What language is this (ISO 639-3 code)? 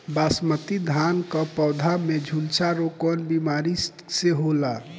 bho